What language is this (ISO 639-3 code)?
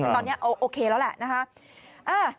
tha